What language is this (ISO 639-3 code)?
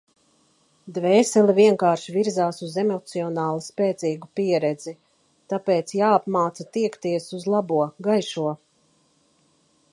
lav